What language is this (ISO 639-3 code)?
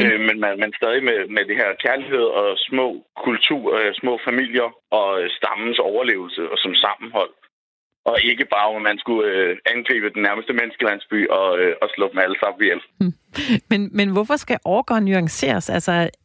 dan